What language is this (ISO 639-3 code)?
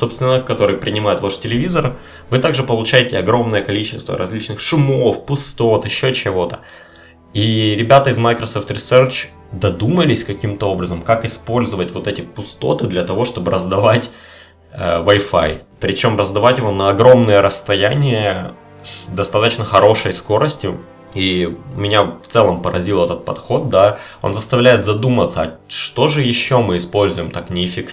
rus